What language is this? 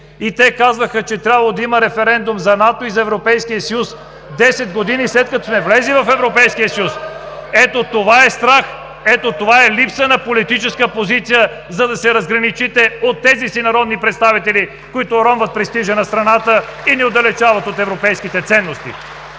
Bulgarian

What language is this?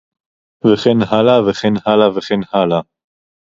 Hebrew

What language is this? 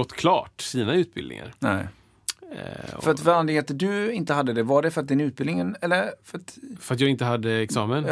Swedish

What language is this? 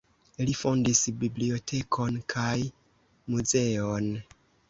Esperanto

